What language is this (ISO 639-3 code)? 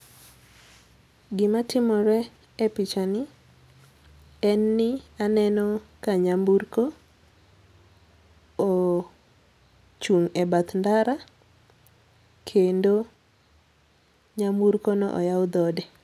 luo